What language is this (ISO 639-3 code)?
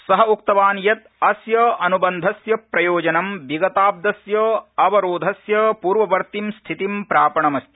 san